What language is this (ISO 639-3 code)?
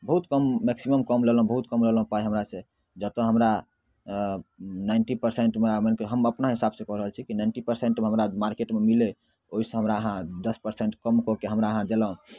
mai